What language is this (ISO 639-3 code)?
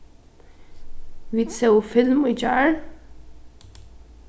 fao